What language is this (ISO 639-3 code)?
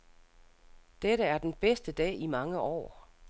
dan